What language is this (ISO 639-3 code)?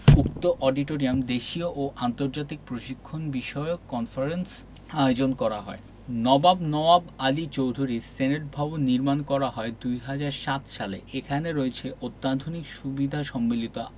ben